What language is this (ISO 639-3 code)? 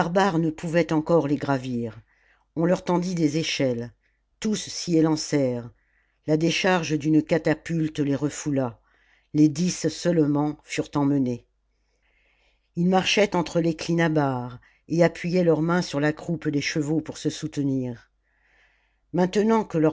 fra